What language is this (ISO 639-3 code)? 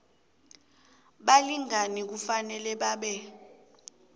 nbl